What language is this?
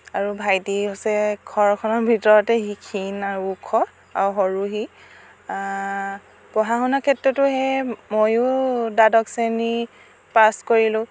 Assamese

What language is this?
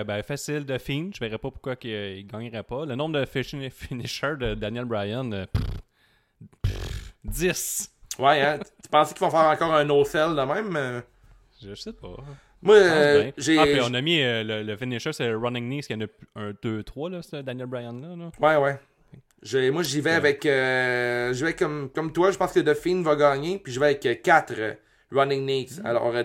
French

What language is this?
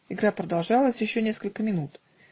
Russian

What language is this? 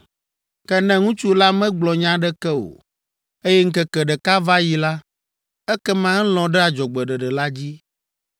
Ewe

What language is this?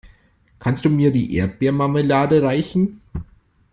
German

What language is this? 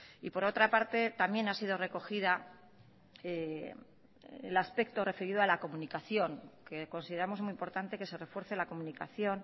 Spanish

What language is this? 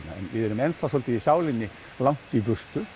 Icelandic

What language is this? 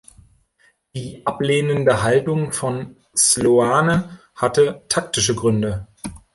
German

